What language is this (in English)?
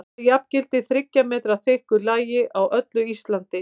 Icelandic